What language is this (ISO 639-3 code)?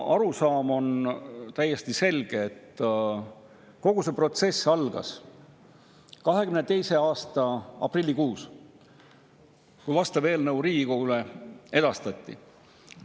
est